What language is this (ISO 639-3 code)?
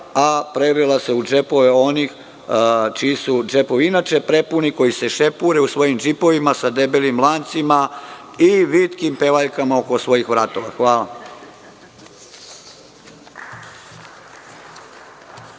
srp